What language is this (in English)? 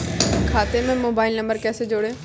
Hindi